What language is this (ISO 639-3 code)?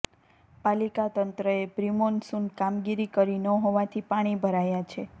guj